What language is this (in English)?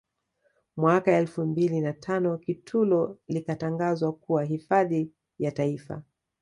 Swahili